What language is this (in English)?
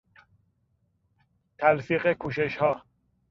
Persian